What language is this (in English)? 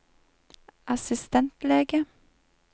Norwegian